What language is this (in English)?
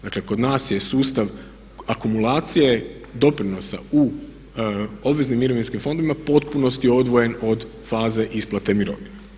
Croatian